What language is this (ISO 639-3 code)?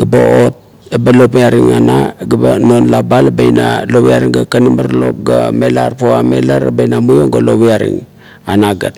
kto